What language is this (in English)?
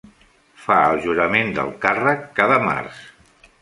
Catalan